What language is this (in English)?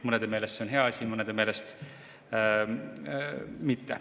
Estonian